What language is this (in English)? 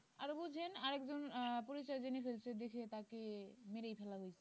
Bangla